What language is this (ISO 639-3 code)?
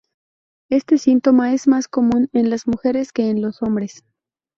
spa